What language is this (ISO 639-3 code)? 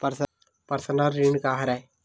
hne